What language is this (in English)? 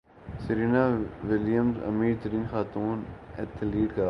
Urdu